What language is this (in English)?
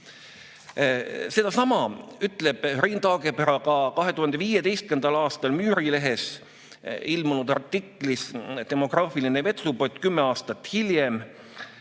Estonian